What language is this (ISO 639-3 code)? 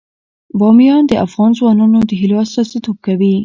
pus